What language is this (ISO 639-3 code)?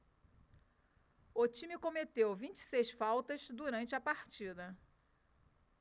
por